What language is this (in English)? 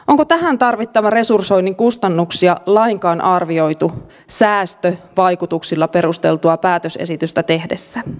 Finnish